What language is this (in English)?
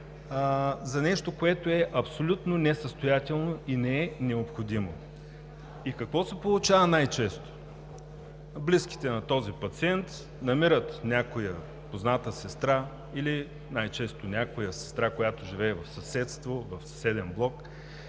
Bulgarian